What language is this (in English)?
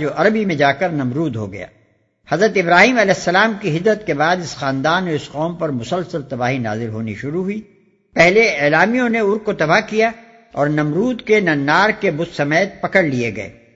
Urdu